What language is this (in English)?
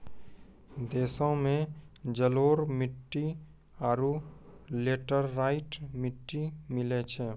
Maithili